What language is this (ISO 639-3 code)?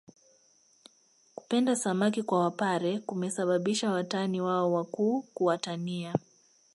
swa